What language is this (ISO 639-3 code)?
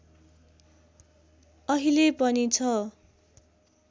nep